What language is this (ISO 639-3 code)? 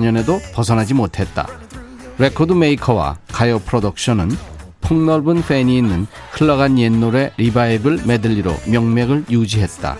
kor